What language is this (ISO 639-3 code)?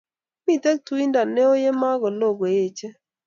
kln